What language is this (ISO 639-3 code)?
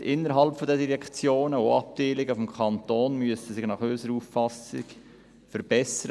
gsw